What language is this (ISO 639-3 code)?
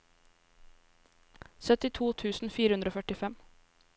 nor